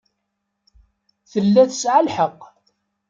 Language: Kabyle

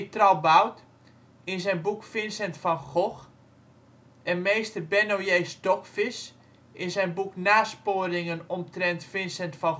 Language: Dutch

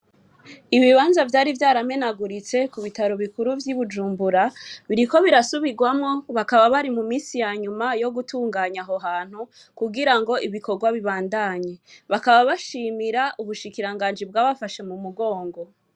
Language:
Rundi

